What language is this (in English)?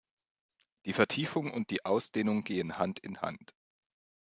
German